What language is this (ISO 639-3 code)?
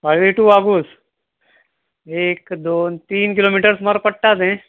kok